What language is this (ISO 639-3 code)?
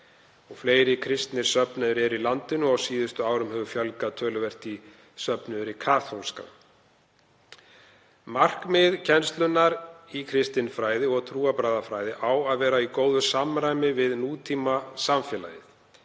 isl